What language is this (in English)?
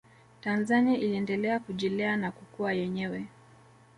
Swahili